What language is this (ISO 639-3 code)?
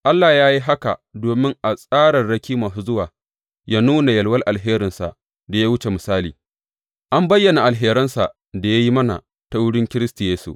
hau